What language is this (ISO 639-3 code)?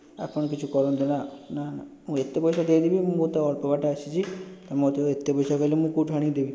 ori